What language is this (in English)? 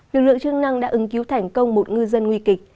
Vietnamese